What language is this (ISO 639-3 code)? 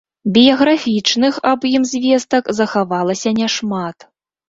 bel